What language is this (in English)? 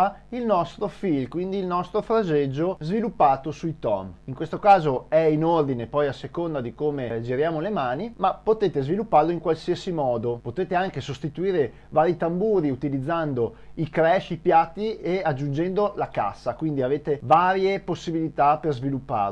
Italian